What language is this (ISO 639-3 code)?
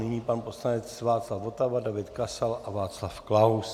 ces